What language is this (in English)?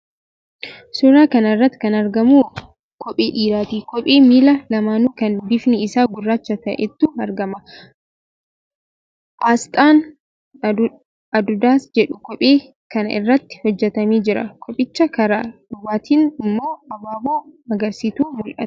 Oromo